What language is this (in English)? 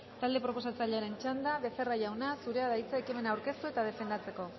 Basque